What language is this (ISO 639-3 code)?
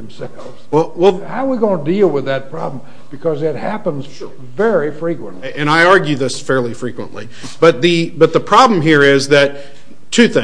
eng